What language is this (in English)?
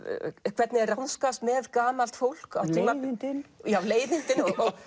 Icelandic